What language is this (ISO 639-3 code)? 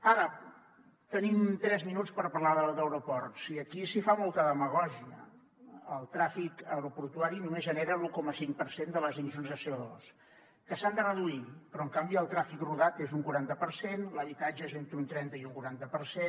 cat